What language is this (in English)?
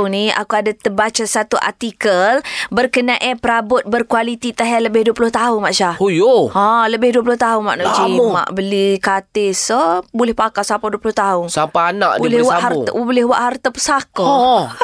Malay